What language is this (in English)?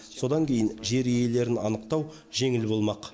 Kazakh